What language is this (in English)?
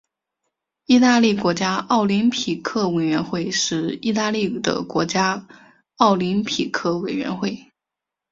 Chinese